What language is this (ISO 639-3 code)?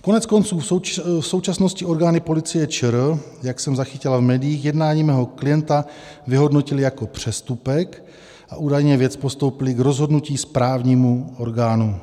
ces